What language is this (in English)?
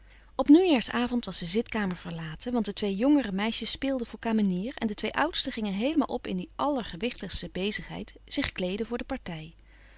Dutch